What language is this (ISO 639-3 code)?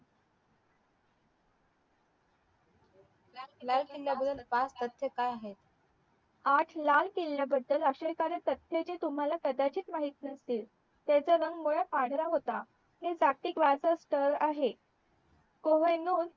mar